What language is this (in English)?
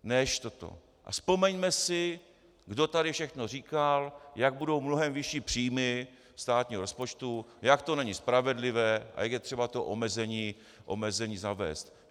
Czech